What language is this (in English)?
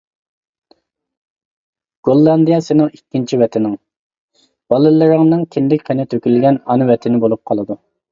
Uyghur